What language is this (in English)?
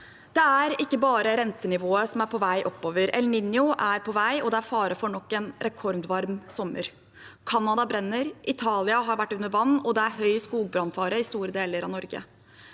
Norwegian